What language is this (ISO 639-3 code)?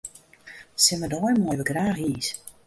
fry